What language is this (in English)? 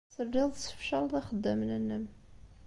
Kabyle